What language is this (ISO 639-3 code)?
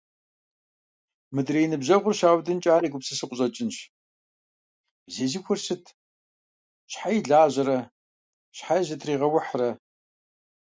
kbd